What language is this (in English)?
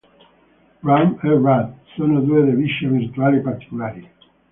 Italian